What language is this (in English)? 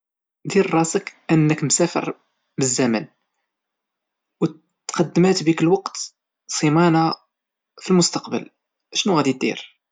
Moroccan Arabic